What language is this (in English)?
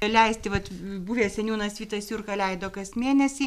Lithuanian